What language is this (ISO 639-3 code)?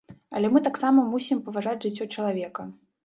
bel